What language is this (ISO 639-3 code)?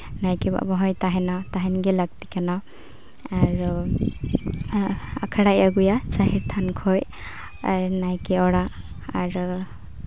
sat